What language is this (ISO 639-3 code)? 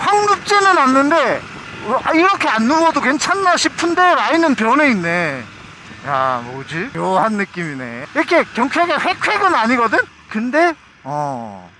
kor